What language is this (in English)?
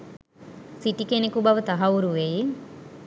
Sinhala